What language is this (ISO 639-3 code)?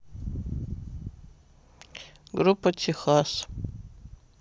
rus